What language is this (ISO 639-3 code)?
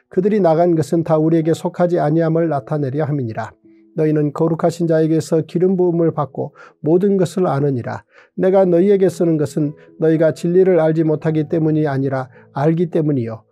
kor